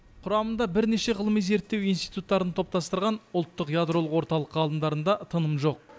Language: Kazakh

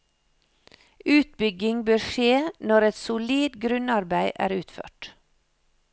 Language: Norwegian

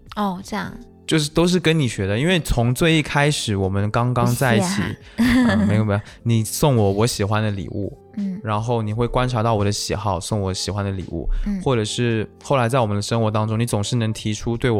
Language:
Chinese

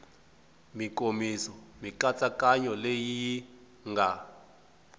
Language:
Tsonga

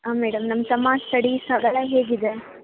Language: Kannada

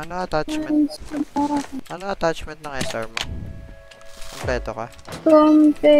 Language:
English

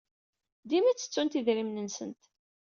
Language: Kabyle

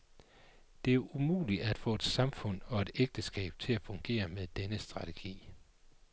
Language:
Danish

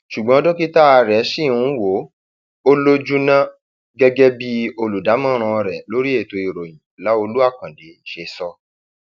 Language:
Yoruba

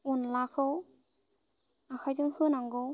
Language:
Bodo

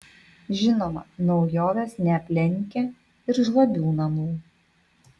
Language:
Lithuanian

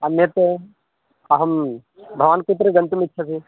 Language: Sanskrit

